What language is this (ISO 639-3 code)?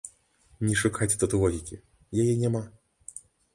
bel